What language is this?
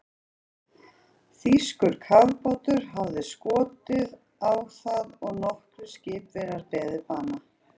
Icelandic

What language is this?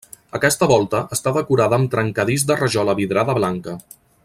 Catalan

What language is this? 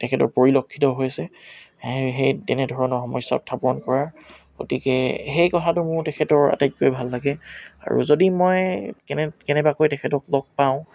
Assamese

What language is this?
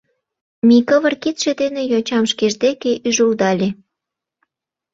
Mari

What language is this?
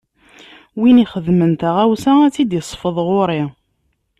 Kabyle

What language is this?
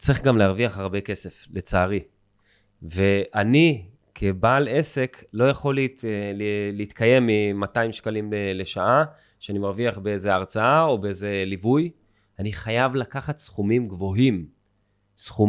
Hebrew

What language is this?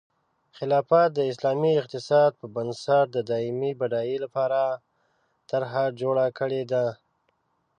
Pashto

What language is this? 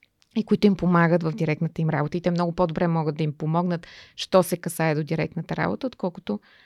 Bulgarian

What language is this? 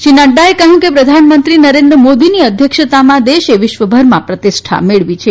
Gujarati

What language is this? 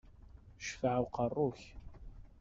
Kabyle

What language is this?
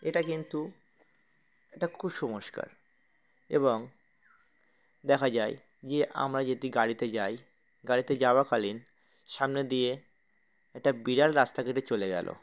Bangla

